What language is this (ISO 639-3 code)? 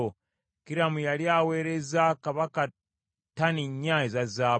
lug